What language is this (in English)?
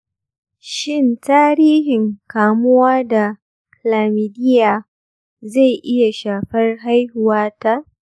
Hausa